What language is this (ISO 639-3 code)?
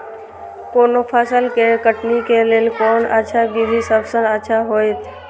mai